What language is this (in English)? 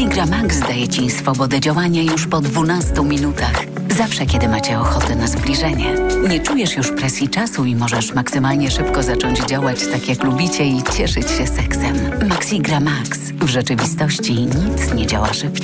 Polish